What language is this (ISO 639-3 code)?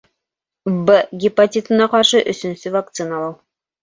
bak